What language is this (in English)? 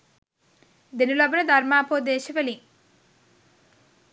Sinhala